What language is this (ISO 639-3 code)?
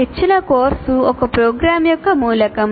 tel